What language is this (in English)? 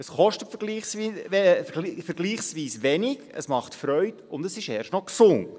Swiss German